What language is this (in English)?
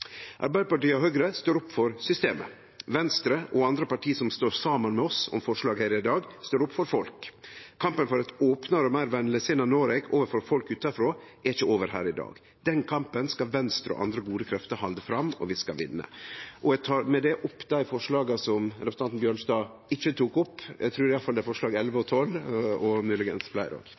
Norwegian